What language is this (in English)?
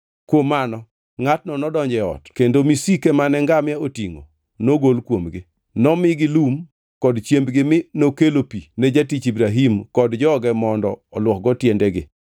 Luo (Kenya and Tanzania)